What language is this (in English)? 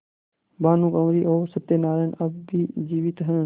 Hindi